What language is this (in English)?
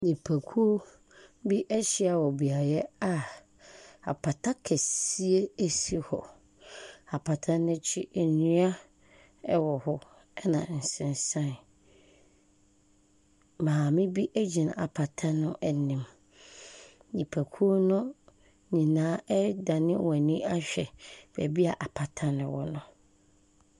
Akan